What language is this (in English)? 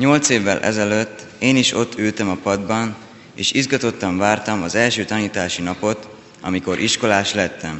Hungarian